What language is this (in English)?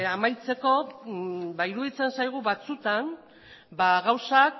Basque